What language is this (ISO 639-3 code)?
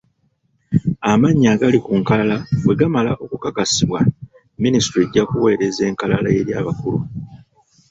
lug